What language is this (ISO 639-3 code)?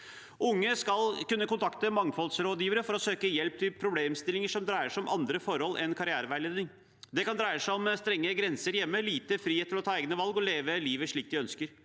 nor